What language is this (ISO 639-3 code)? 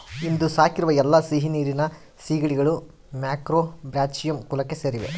kan